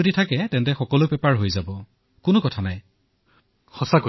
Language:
Assamese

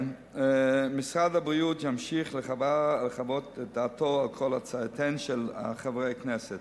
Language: Hebrew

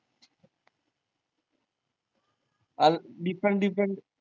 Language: Marathi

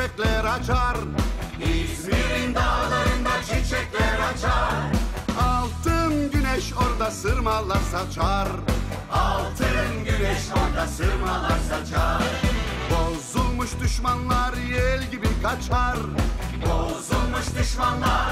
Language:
Turkish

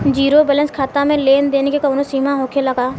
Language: Bhojpuri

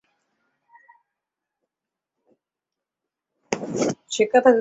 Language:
Bangla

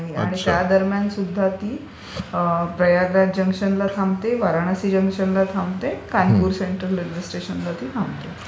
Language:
Marathi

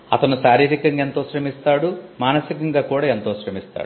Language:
Telugu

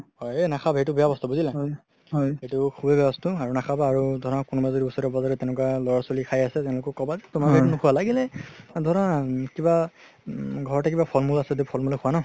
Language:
Assamese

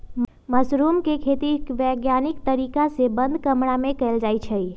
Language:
Magahi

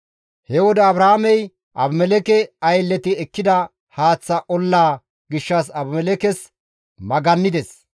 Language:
Gamo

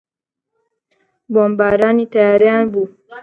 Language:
Central Kurdish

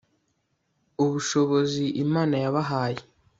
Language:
Kinyarwanda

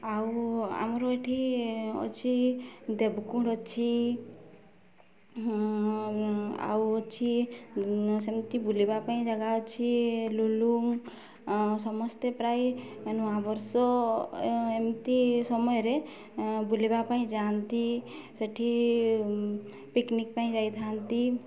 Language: Odia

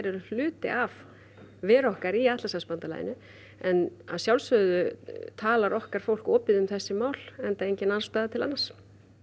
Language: Icelandic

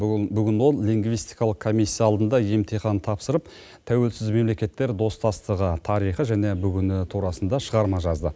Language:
Kazakh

